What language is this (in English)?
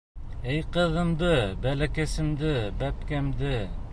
Bashkir